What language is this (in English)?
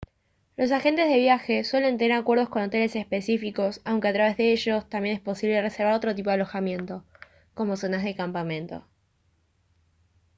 Spanish